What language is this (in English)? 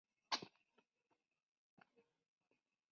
Spanish